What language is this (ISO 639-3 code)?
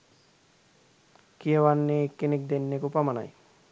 sin